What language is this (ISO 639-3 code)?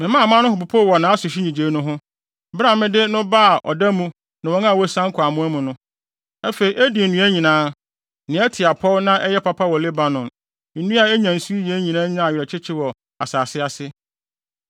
aka